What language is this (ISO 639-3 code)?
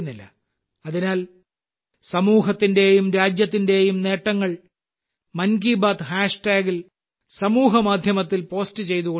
mal